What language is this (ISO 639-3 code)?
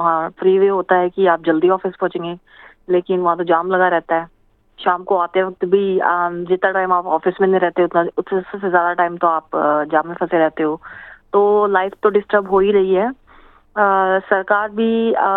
hin